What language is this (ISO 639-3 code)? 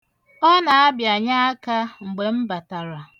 ibo